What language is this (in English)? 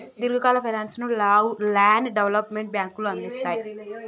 Telugu